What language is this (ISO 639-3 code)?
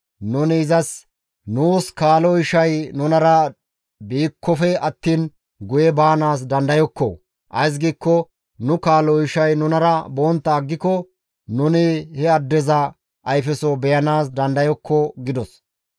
gmv